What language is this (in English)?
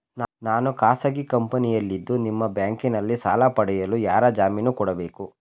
Kannada